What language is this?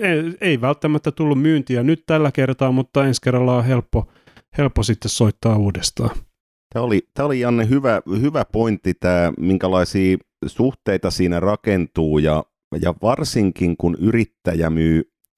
Finnish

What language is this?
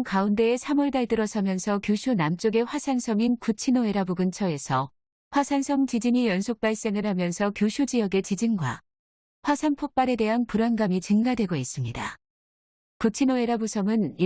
Korean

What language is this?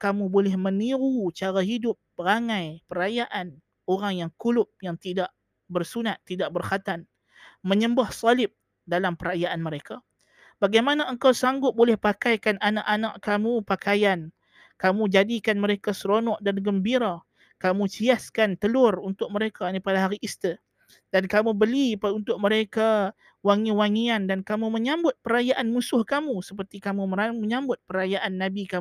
Malay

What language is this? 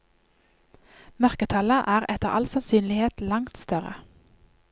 Norwegian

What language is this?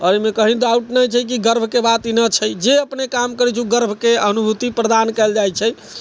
Maithili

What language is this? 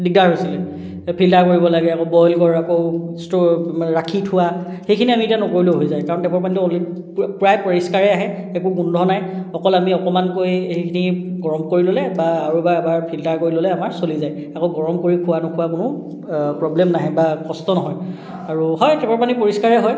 Assamese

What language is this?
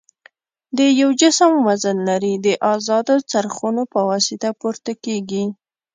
Pashto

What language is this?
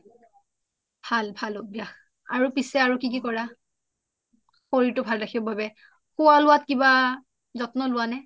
Assamese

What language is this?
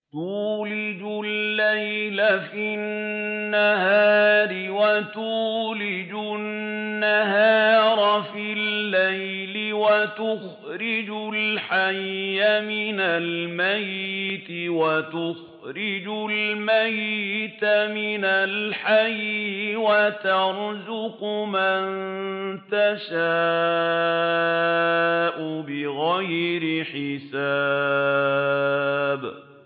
Arabic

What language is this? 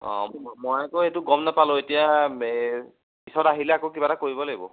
Assamese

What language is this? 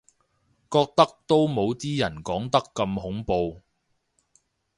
Cantonese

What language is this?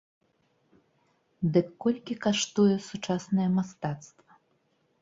Belarusian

